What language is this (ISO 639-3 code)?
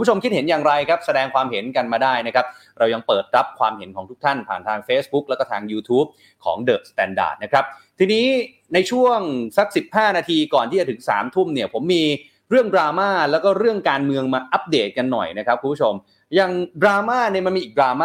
tha